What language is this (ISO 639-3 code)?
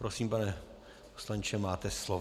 ces